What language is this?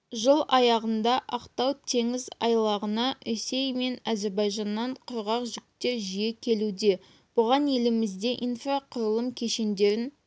Kazakh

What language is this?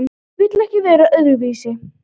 Icelandic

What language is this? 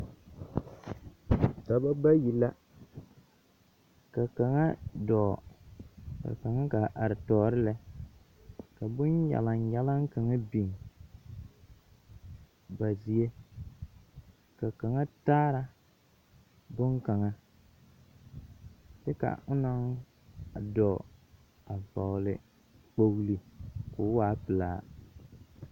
Southern Dagaare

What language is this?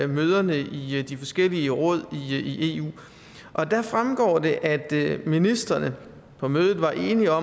Danish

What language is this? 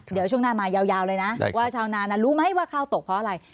Thai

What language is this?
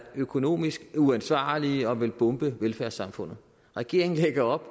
Danish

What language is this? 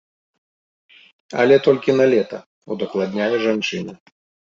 Belarusian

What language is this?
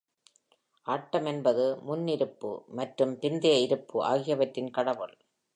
Tamil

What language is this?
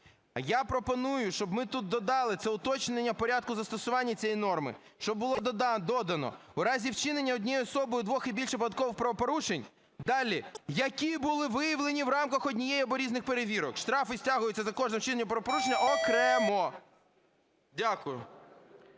Ukrainian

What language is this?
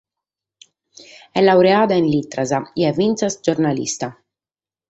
Sardinian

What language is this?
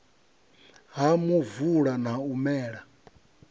Venda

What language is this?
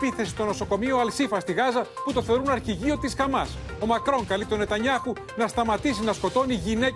Greek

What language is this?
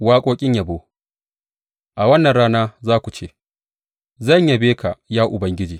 Hausa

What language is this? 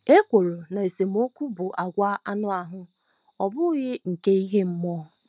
Igbo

